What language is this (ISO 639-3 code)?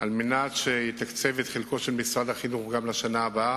heb